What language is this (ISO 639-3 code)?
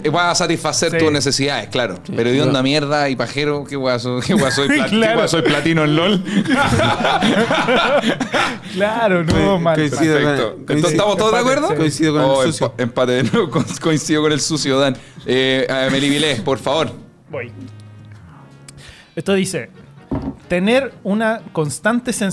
spa